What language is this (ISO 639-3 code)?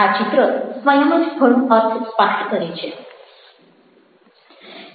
guj